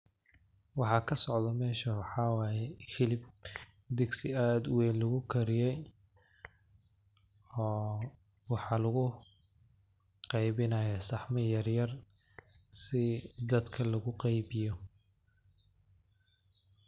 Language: Somali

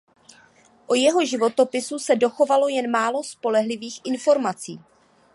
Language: Czech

